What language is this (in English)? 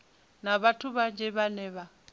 Venda